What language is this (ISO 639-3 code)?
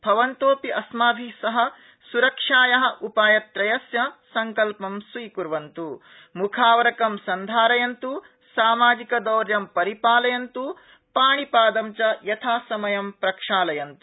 san